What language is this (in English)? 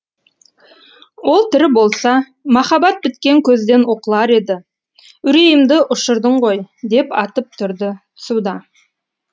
Kazakh